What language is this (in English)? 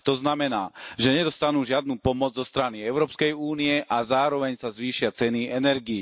Slovak